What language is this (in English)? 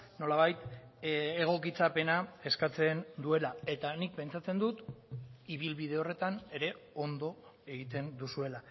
Basque